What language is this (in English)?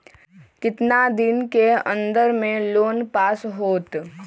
Magahi